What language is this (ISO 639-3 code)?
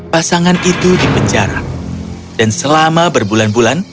ind